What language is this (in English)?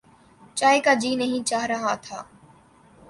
Urdu